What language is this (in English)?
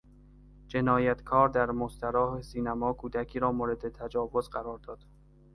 Persian